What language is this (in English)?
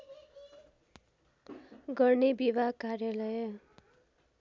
Nepali